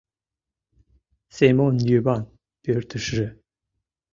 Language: Mari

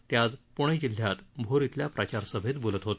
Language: Marathi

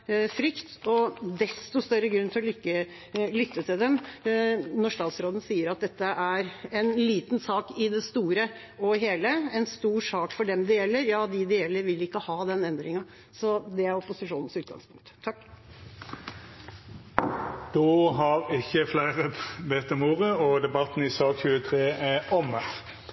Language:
Norwegian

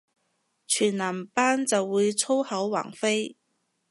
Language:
Cantonese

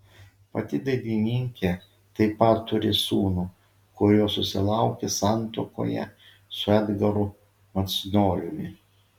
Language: Lithuanian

